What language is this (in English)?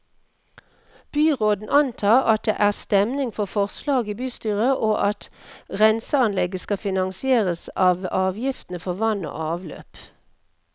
Norwegian